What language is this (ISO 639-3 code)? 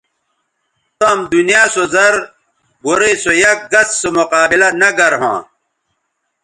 btv